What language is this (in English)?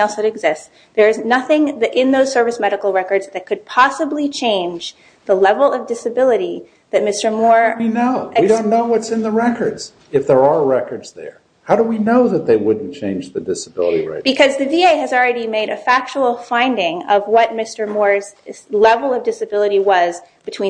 English